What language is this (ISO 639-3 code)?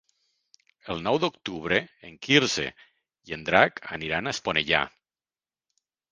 cat